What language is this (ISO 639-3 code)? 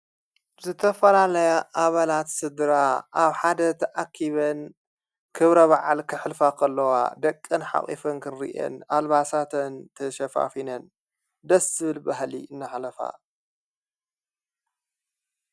tir